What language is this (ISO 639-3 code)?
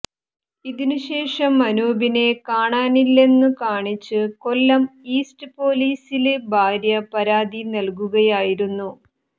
mal